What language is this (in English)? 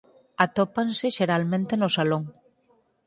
Galician